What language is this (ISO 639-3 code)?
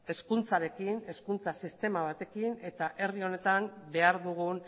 eus